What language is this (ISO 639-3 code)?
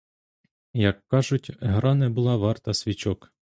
ukr